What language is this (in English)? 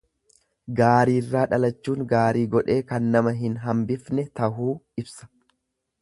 Oromo